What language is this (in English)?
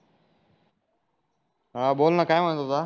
Marathi